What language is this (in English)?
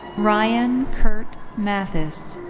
English